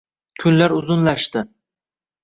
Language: Uzbek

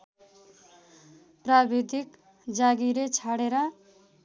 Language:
Nepali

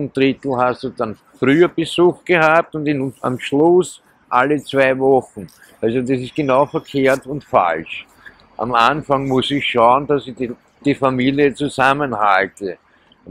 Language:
German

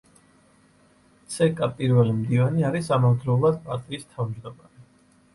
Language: Georgian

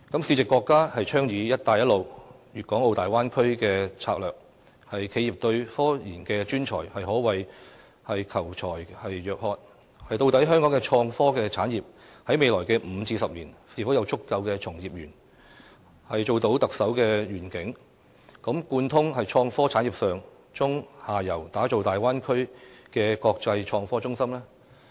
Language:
Cantonese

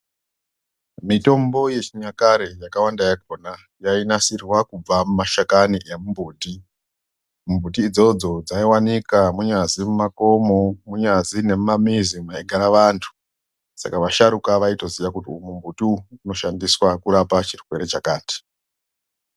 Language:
Ndau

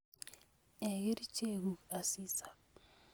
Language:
Kalenjin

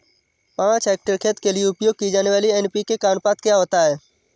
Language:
Hindi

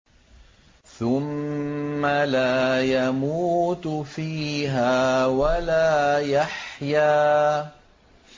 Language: Arabic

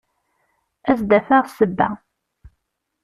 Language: Kabyle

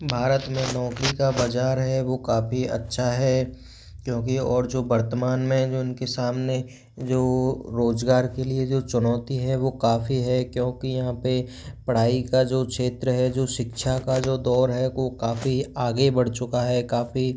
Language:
Hindi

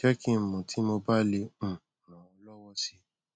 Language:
Yoruba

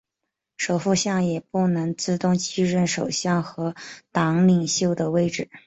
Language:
Chinese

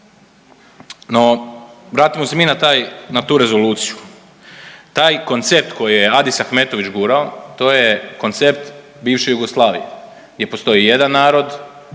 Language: Croatian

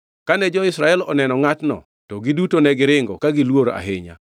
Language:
Luo (Kenya and Tanzania)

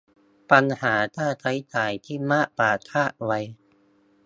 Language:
Thai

